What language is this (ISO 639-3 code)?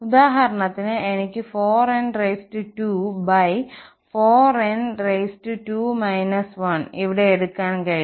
mal